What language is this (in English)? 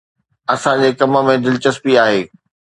Sindhi